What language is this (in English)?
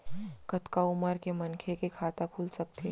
Chhattisgarhi